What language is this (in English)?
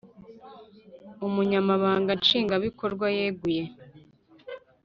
Kinyarwanda